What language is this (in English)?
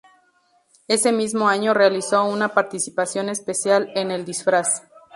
Spanish